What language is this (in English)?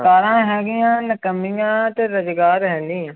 Punjabi